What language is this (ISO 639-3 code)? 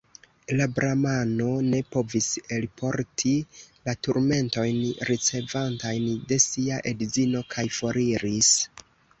epo